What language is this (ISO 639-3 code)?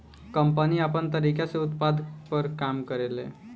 bho